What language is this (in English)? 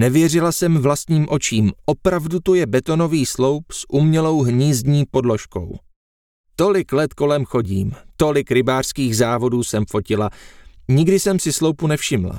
Czech